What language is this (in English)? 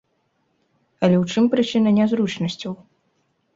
Belarusian